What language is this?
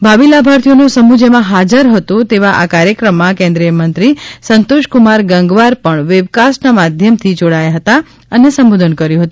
Gujarati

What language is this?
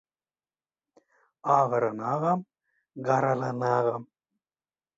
Turkmen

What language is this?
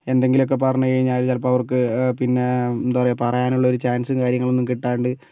Malayalam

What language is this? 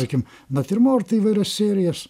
Lithuanian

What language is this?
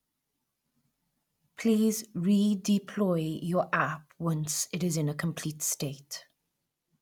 English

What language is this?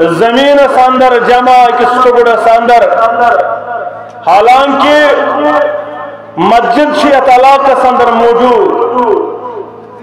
Turkish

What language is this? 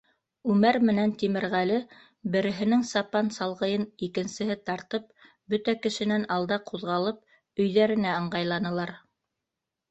Bashkir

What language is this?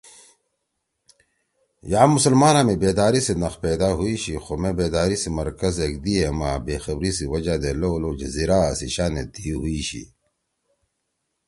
Torwali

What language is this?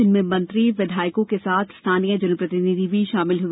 Hindi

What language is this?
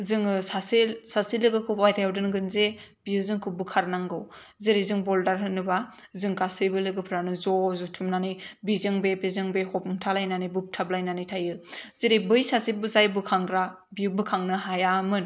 Bodo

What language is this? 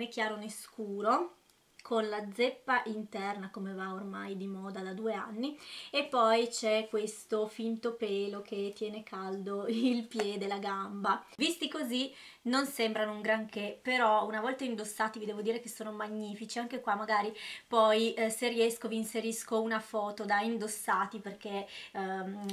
Italian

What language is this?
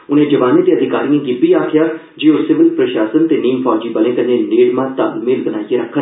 Dogri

